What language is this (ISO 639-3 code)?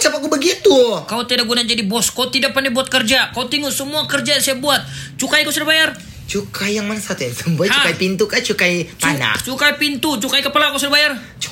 msa